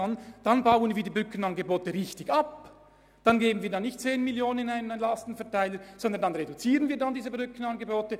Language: Swiss German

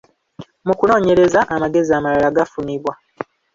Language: Ganda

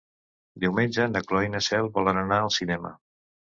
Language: Catalan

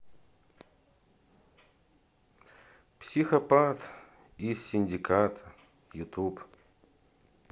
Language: Russian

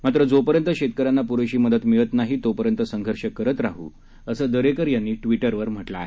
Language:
Marathi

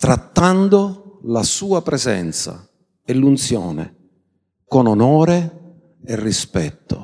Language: Italian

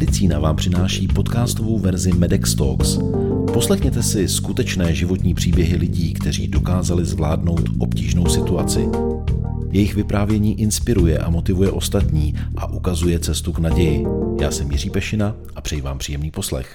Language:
Czech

